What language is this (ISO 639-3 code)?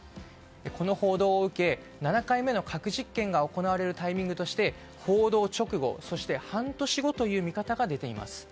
jpn